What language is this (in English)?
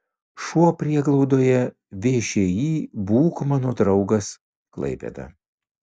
Lithuanian